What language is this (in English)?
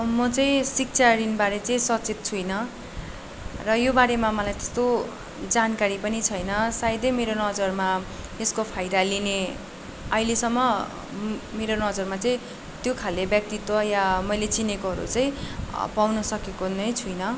Nepali